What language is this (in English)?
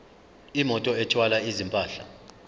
Zulu